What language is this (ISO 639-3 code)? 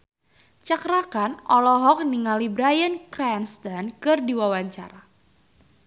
sun